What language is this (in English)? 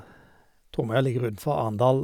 Norwegian